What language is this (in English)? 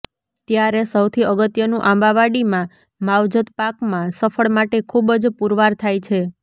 Gujarati